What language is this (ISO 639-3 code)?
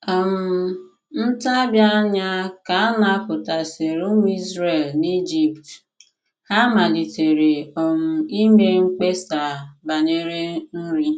ibo